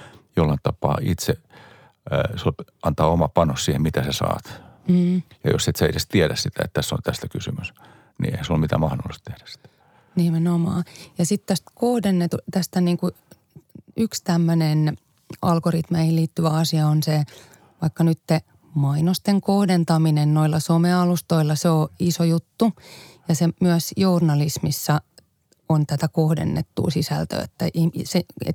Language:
Finnish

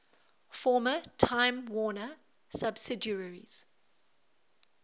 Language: English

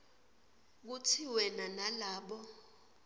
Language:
Swati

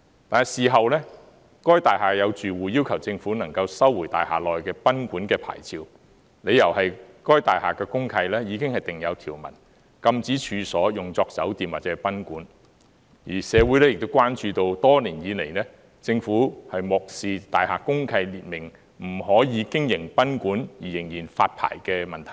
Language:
Cantonese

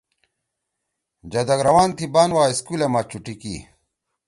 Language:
Torwali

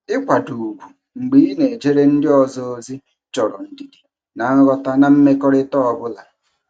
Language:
Igbo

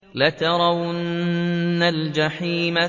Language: Arabic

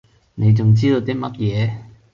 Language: Cantonese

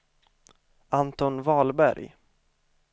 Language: Swedish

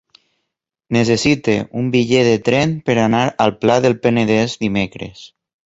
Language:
Catalan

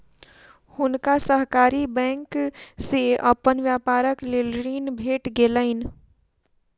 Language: Maithili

